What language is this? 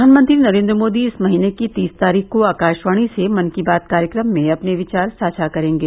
Hindi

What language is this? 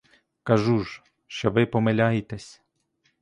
Ukrainian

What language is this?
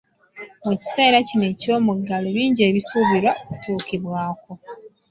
Ganda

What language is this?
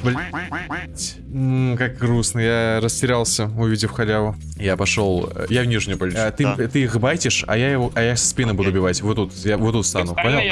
Russian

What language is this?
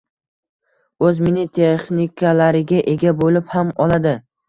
Uzbek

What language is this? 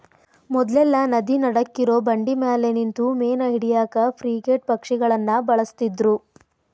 Kannada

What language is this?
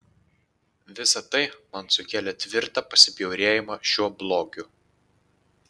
Lithuanian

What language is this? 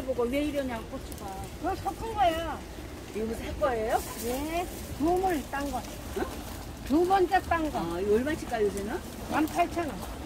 Korean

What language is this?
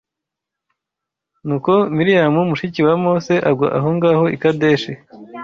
Kinyarwanda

